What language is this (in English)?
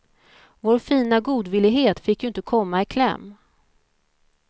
Swedish